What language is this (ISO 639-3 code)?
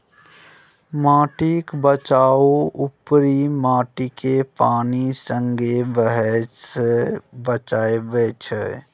mai